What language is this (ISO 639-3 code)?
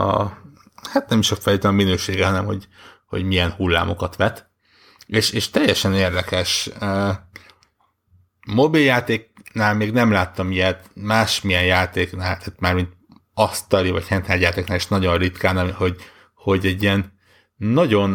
hun